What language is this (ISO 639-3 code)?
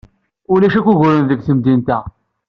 kab